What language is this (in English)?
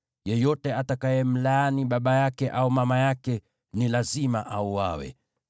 Swahili